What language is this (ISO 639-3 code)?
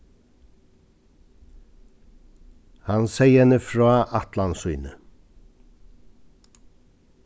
fao